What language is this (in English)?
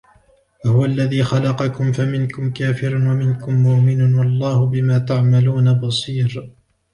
Arabic